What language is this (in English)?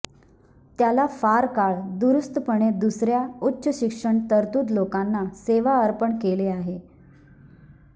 Marathi